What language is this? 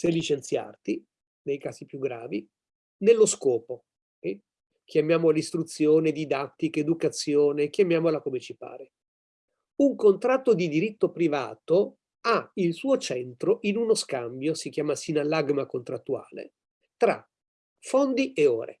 Italian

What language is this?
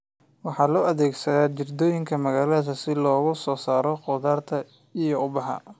Somali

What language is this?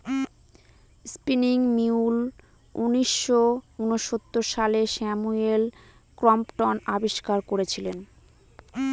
Bangla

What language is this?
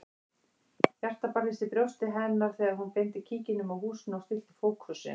Icelandic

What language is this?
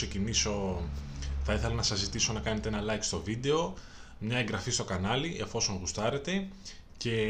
Greek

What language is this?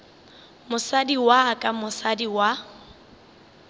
Northern Sotho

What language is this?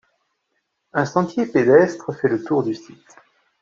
French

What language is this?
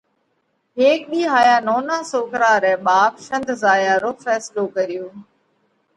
Parkari Koli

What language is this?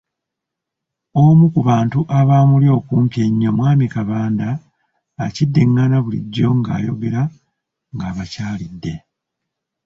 Ganda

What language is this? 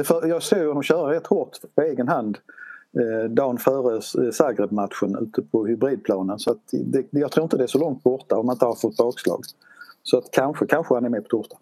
Swedish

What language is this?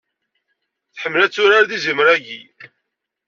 Kabyle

